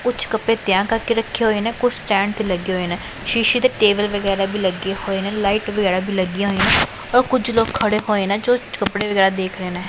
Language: Punjabi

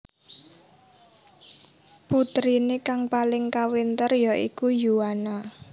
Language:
Javanese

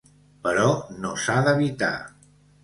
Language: Catalan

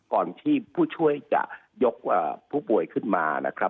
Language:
Thai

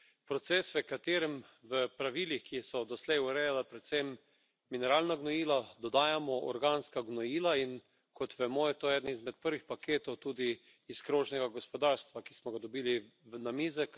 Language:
Slovenian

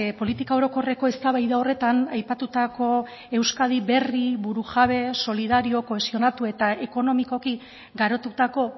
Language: Basque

